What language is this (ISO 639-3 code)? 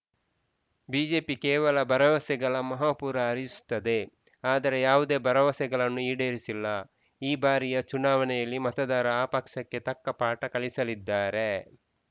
kan